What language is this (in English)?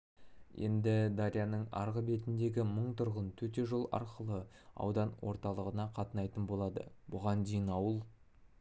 Kazakh